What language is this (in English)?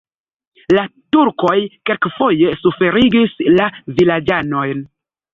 Esperanto